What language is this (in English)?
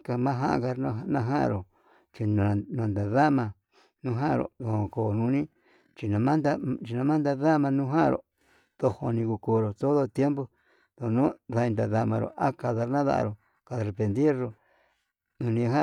Yutanduchi Mixtec